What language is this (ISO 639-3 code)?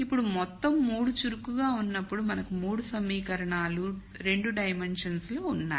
tel